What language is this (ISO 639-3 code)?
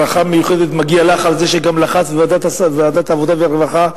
heb